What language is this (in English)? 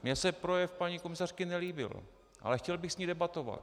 Czech